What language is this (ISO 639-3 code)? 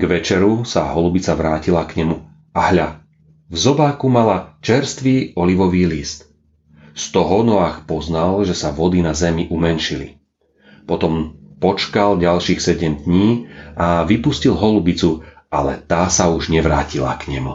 slk